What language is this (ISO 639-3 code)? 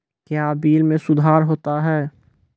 mai